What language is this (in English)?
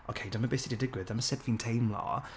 Welsh